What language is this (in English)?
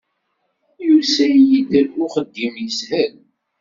Kabyle